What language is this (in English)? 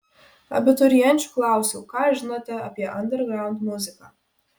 Lithuanian